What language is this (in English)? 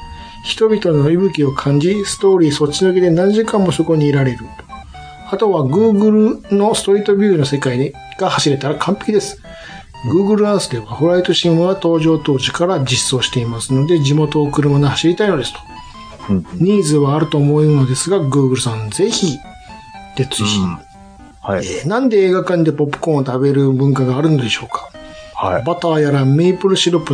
Japanese